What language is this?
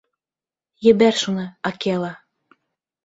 Bashkir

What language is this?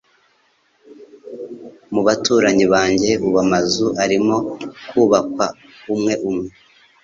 Kinyarwanda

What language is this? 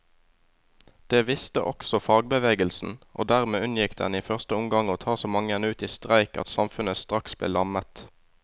Norwegian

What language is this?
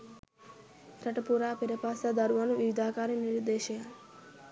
Sinhala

